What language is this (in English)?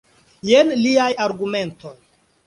Esperanto